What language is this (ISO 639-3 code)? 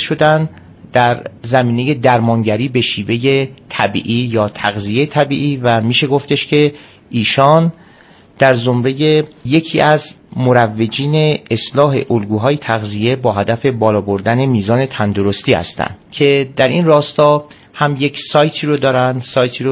fas